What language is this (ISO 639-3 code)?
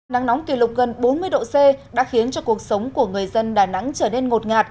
vie